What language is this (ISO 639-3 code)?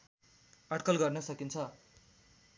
nep